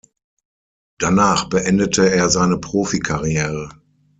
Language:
German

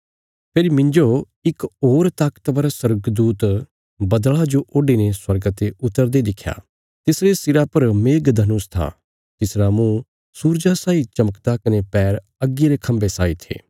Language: Bilaspuri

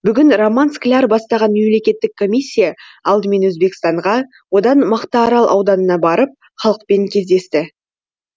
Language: Kazakh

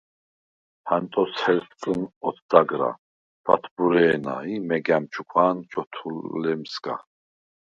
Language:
Svan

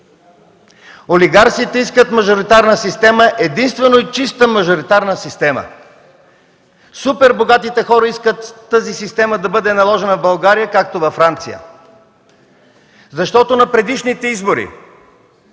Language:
Bulgarian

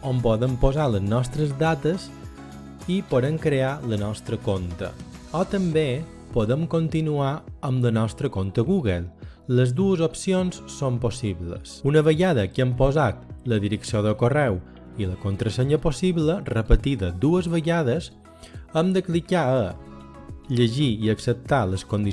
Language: Catalan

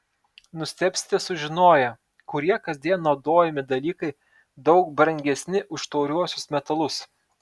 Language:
Lithuanian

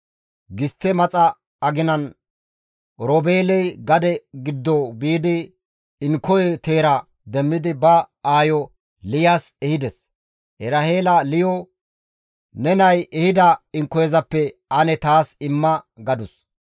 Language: Gamo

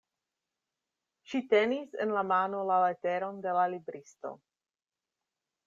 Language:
Esperanto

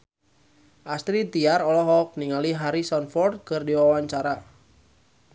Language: Sundanese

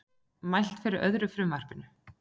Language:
Icelandic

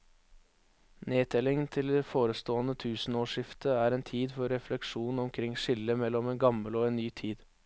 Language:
Norwegian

